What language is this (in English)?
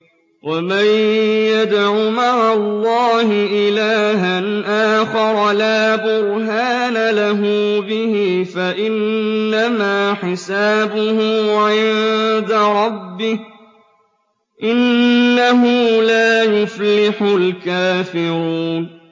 Arabic